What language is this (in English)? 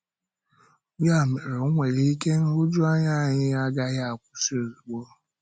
Igbo